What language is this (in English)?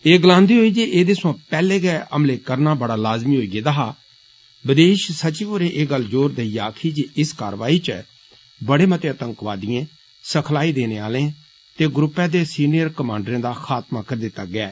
Dogri